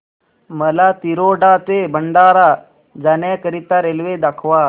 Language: Marathi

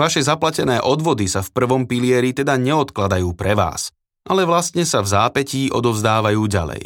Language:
Slovak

